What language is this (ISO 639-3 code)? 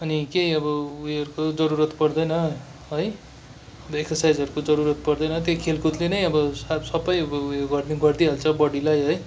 nep